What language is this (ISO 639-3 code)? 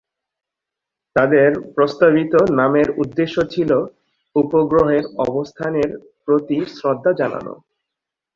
ben